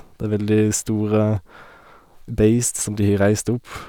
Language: Norwegian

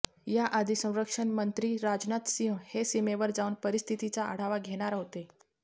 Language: Marathi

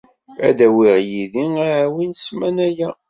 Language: Kabyle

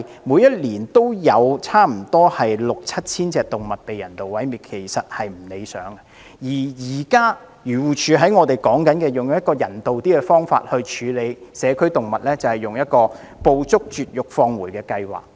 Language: Cantonese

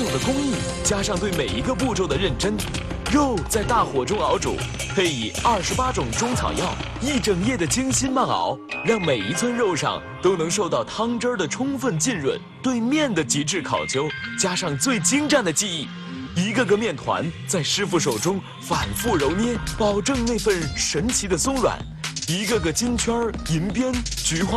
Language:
Chinese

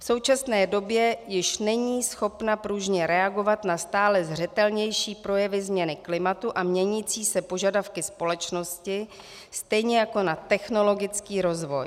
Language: Czech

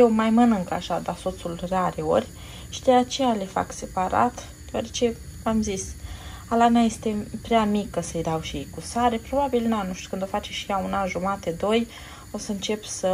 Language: Romanian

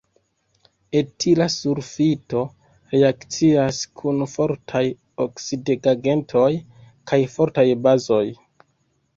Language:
Esperanto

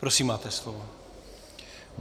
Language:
Czech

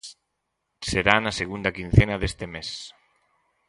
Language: Galician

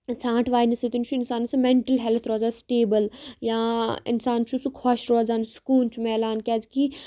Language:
Kashmiri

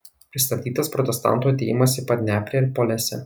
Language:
Lithuanian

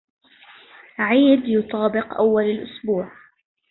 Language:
Arabic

